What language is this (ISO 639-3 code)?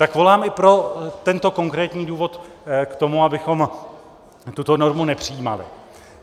ces